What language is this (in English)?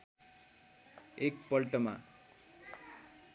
Nepali